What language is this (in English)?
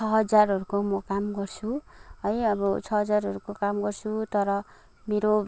Nepali